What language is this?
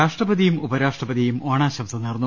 Malayalam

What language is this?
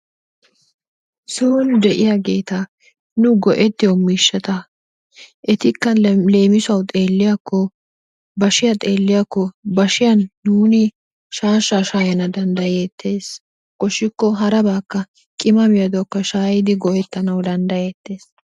Wolaytta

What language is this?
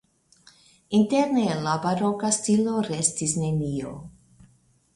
Esperanto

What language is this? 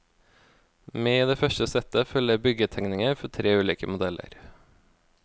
Norwegian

